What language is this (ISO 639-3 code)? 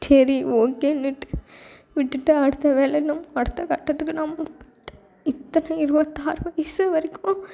tam